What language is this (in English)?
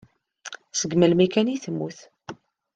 Kabyle